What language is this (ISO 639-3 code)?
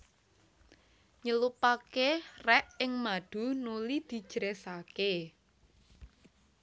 jav